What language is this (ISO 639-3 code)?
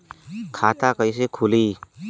bho